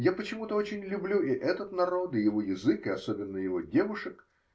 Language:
Russian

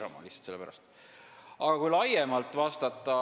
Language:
Estonian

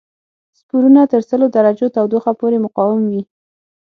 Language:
Pashto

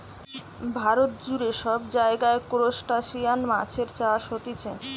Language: Bangla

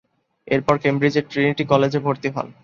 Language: Bangla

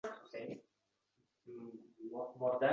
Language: Uzbek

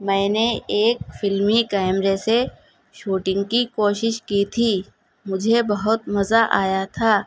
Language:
Urdu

